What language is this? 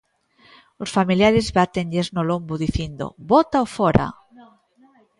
Galician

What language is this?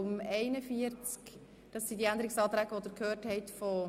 Swiss German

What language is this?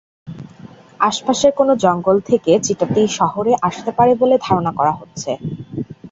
Bangla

